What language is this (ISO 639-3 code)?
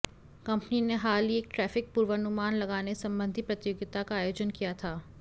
hin